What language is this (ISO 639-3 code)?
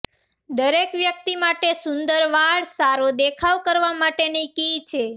guj